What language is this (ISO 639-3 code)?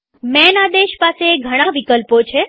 guj